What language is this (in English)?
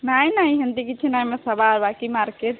Odia